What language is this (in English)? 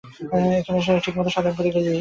Bangla